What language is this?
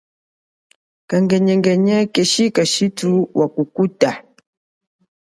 Chokwe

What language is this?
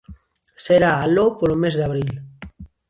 Galician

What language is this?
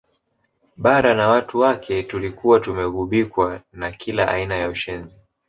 Swahili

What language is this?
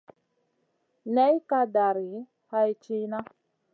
Masana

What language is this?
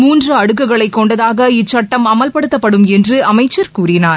Tamil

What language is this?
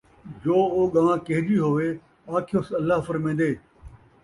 Saraiki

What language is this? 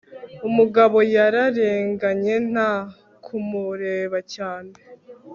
Kinyarwanda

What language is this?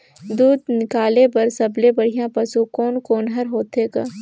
Chhattisgarhi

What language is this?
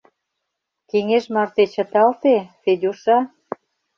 Mari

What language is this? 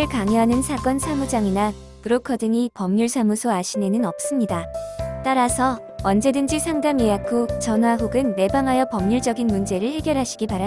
Korean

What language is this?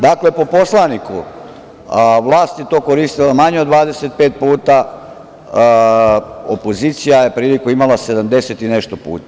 Serbian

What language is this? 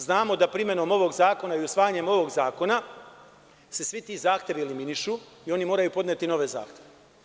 Serbian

